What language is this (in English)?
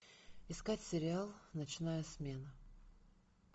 Russian